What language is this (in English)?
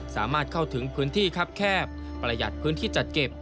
Thai